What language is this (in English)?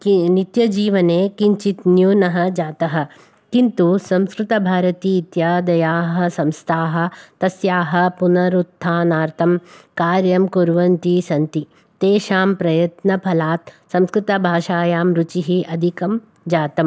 Sanskrit